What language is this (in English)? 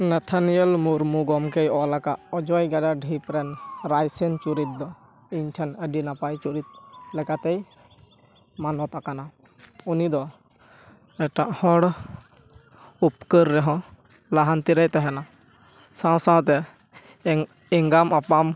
Santali